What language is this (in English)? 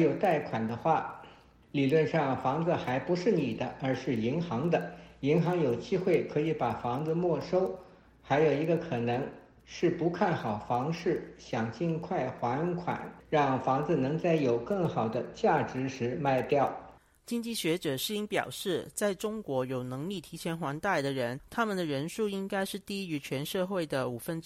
Chinese